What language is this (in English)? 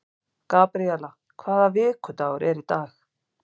Icelandic